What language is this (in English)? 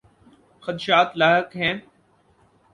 Urdu